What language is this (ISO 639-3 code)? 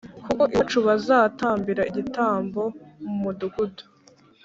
kin